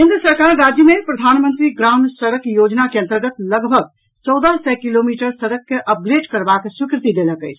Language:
Maithili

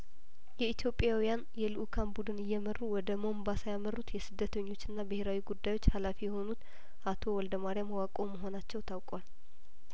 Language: Amharic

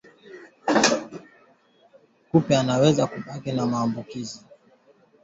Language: Swahili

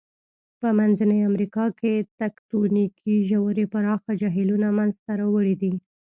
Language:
Pashto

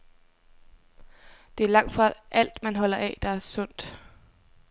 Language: Danish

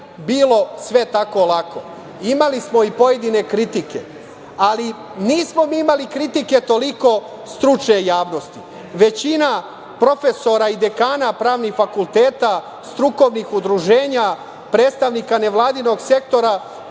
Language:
Serbian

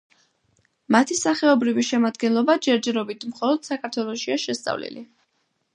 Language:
Georgian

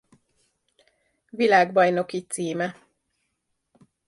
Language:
Hungarian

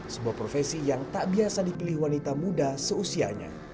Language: Indonesian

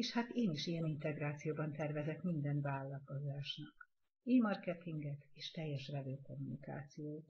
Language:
Hungarian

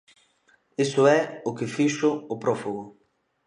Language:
Galician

